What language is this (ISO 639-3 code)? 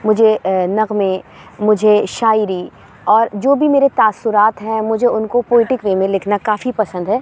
urd